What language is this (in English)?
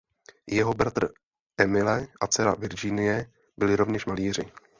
Czech